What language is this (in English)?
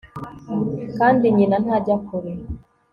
Kinyarwanda